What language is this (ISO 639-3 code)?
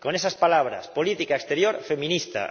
spa